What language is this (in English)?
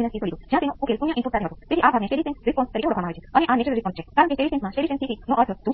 Gujarati